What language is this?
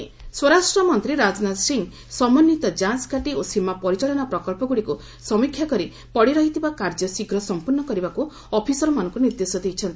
Odia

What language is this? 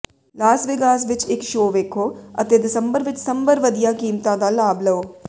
Punjabi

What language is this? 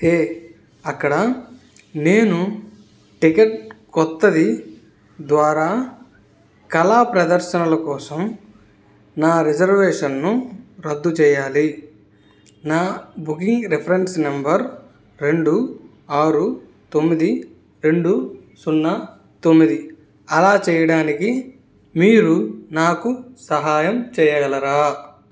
Telugu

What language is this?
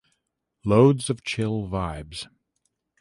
English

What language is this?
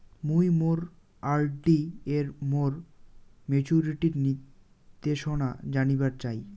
Bangla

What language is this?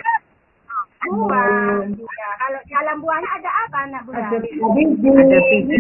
Indonesian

